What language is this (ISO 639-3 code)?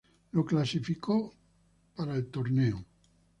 spa